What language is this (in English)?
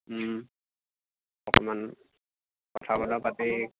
Assamese